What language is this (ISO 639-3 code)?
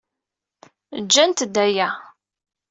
kab